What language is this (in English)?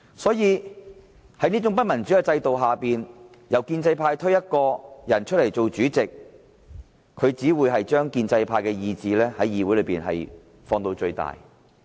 Cantonese